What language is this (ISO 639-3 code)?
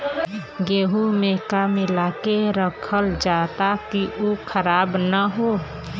bho